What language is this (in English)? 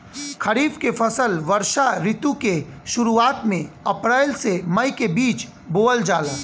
Bhojpuri